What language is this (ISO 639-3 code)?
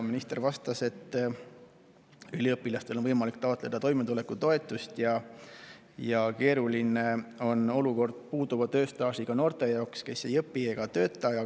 est